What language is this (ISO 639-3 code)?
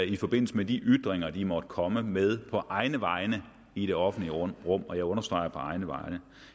dan